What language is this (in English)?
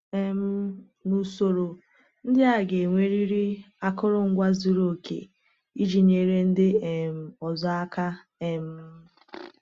Igbo